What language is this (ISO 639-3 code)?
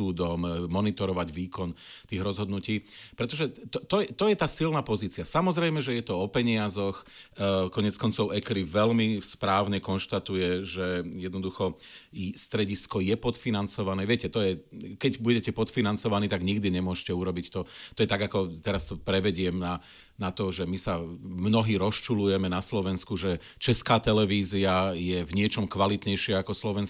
slk